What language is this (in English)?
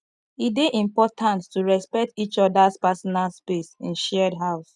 Nigerian Pidgin